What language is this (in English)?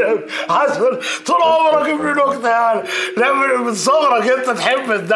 Arabic